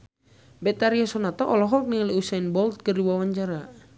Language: Sundanese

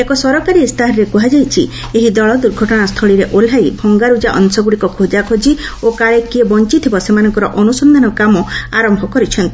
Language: Odia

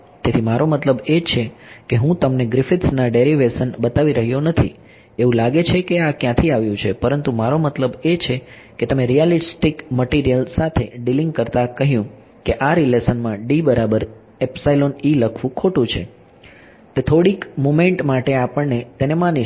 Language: Gujarati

